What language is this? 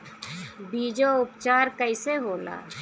Bhojpuri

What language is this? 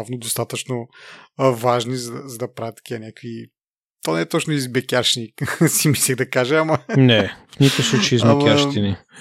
Bulgarian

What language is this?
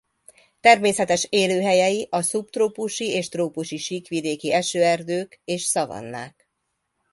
Hungarian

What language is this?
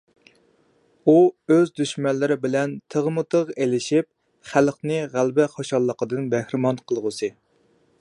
Uyghur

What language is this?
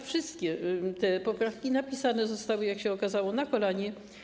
Polish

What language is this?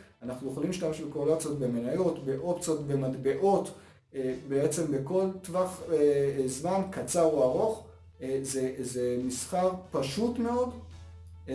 Hebrew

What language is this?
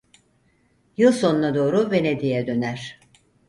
Turkish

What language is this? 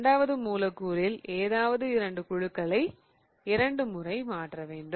Tamil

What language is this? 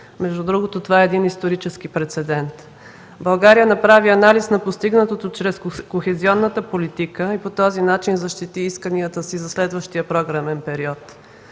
Bulgarian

